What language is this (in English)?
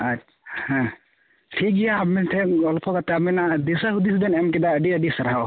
Santali